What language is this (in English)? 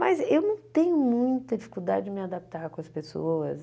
Portuguese